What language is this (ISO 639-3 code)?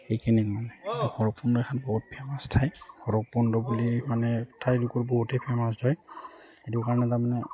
asm